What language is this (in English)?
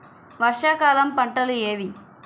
Telugu